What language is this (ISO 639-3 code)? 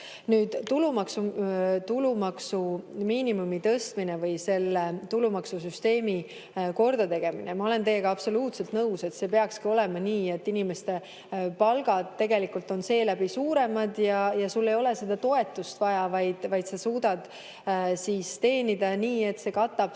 est